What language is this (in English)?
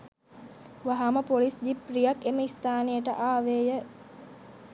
Sinhala